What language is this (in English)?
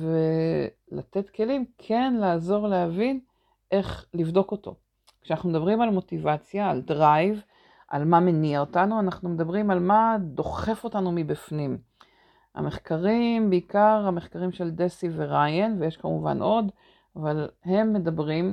Hebrew